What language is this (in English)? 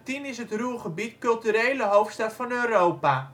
Dutch